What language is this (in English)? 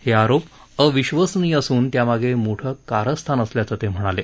Marathi